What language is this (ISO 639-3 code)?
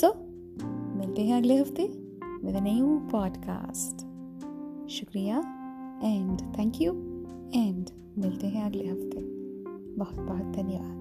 hin